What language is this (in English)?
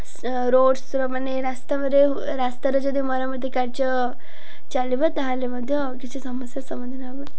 Odia